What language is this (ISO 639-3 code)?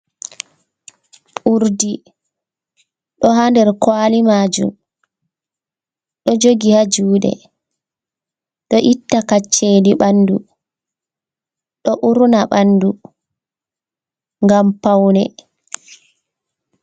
ful